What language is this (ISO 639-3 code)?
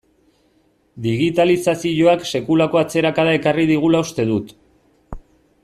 eus